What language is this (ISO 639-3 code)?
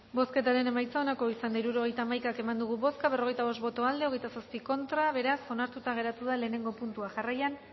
eus